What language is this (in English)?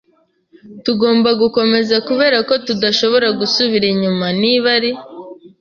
Kinyarwanda